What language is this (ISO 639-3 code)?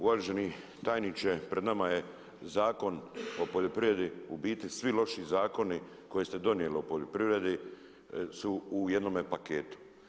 hrv